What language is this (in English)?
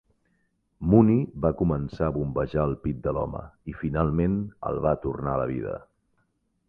Catalan